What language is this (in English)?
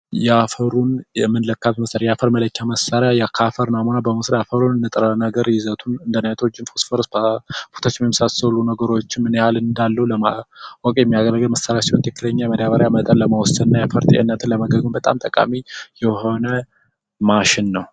Amharic